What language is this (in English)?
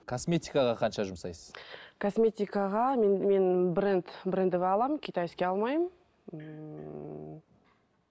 Kazakh